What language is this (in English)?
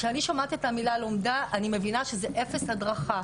Hebrew